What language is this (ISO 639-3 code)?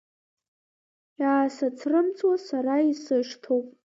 abk